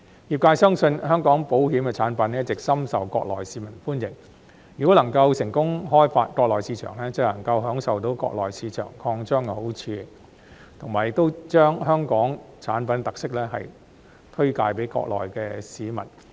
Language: Cantonese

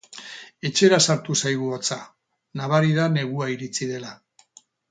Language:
Basque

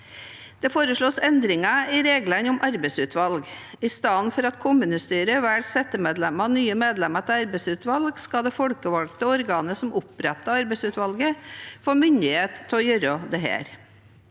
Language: Norwegian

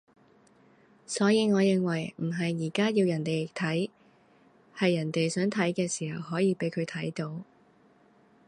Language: Cantonese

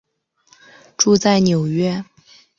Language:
Chinese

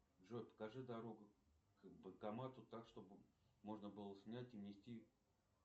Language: Russian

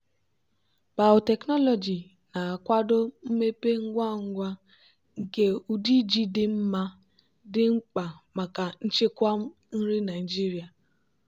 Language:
Igbo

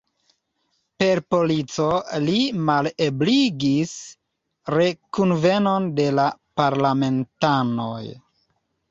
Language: Esperanto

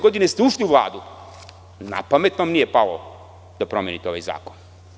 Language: Serbian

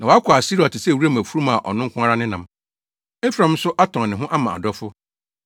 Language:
Akan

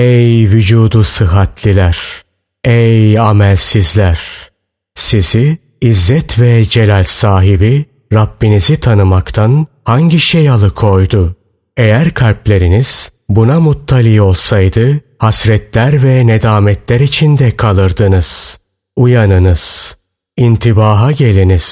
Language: Turkish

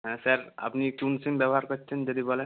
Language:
Bangla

